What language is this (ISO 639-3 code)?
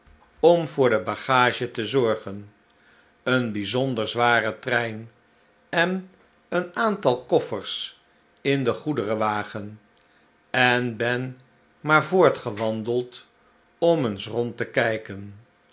nld